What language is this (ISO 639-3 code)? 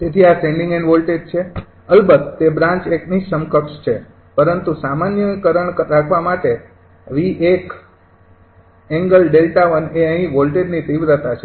guj